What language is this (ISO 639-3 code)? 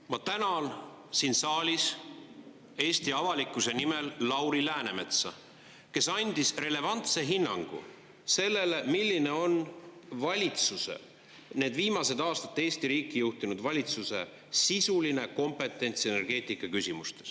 est